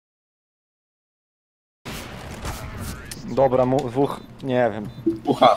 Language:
Polish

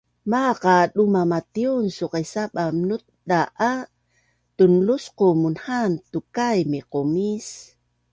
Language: Bunun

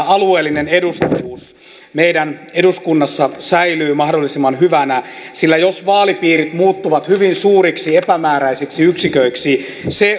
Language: Finnish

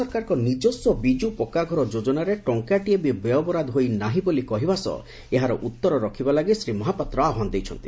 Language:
Odia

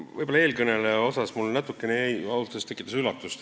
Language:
Estonian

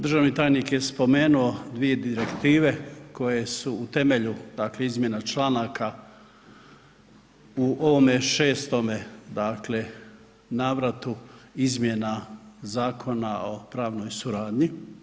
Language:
Croatian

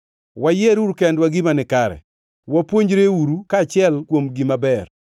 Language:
Luo (Kenya and Tanzania)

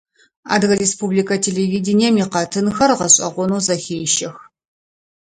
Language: Adyghe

